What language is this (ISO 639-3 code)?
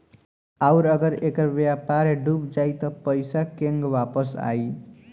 bho